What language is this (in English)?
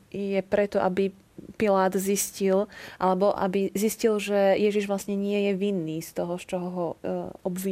Slovak